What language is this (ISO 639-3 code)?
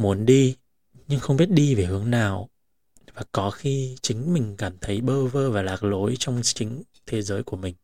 vie